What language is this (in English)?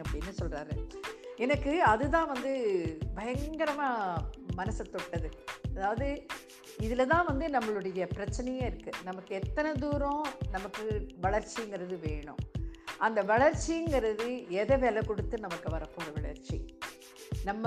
Tamil